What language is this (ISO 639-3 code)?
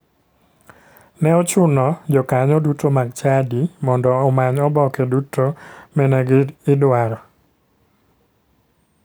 luo